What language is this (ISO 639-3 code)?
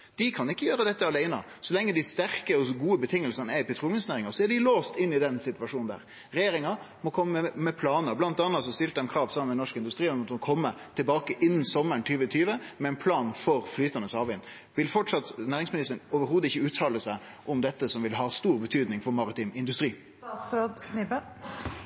nno